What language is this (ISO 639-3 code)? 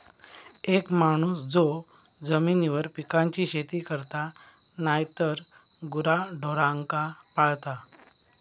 mar